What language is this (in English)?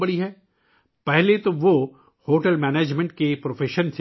Urdu